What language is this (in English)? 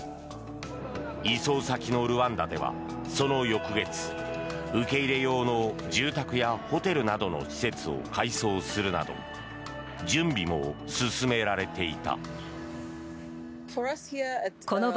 Japanese